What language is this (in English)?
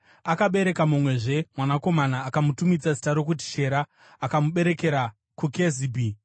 Shona